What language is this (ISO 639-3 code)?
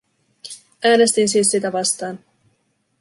fin